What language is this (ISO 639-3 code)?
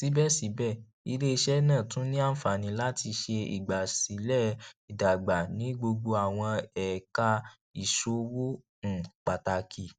yor